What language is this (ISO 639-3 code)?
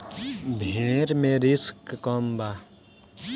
bho